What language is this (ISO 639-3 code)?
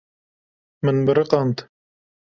kur